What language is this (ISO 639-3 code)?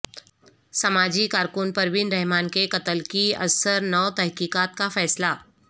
urd